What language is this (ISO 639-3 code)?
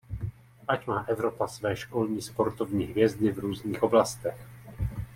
ces